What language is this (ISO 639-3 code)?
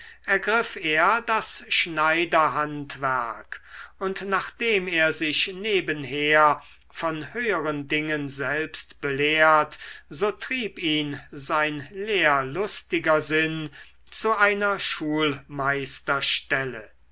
deu